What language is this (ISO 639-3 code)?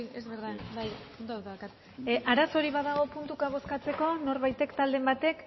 eus